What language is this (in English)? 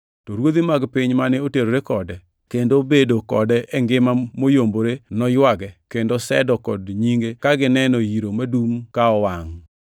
Luo (Kenya and Tanzania)